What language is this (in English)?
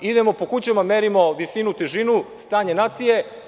Serbian